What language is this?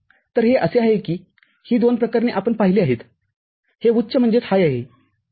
Marathi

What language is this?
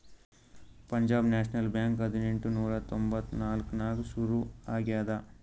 Kannada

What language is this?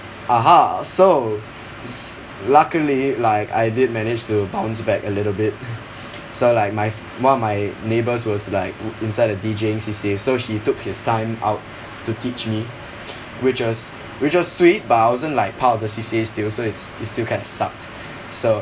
English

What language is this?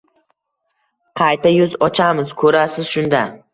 Uzbek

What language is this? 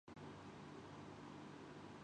Urdu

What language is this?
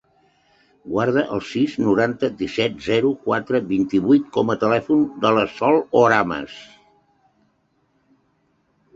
Catalan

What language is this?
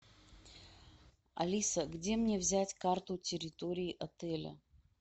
Russian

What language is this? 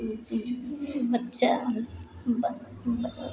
Maithili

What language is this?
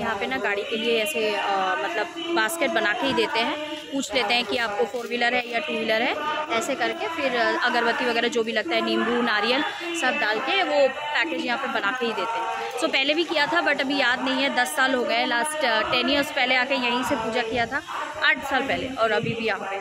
Hindi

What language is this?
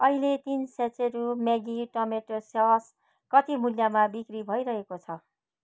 Nepali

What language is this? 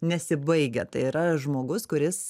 Lithuanian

